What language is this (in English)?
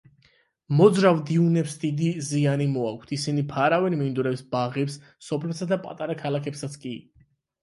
Georgian